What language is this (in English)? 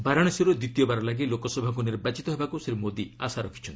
Odia